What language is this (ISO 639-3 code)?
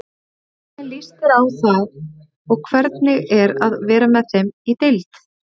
isl